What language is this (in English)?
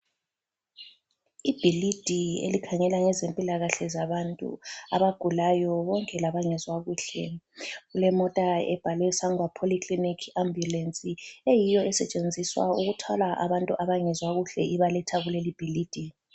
North Ndebele